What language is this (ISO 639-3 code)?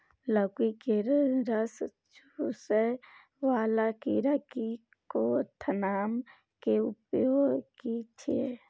mai